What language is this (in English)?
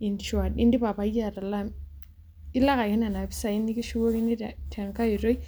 Masai